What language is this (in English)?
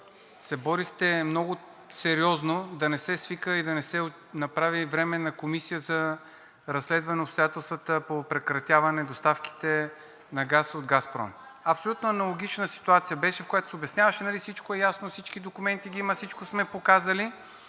Bulgarian